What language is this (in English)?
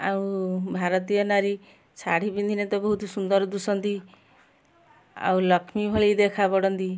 Odia